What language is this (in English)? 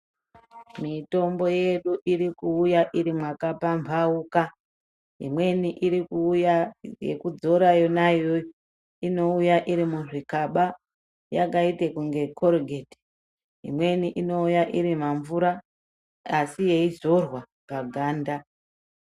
Ndau